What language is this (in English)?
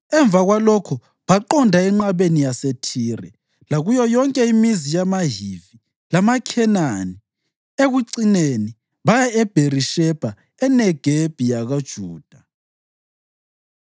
North Ndebele